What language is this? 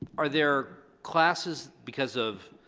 English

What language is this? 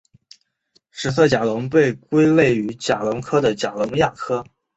Chinese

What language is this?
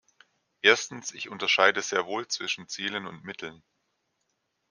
German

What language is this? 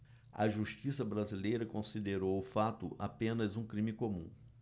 Portuguese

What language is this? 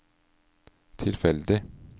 Norwegian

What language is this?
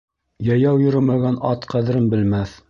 Bashkir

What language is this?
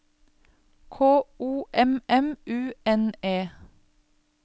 Norwegian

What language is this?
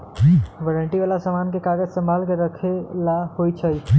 Magahi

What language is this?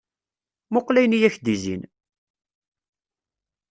Kabyle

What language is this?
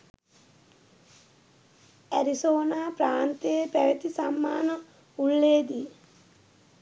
Sinhala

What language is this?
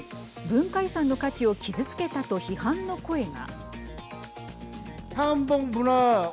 Japanese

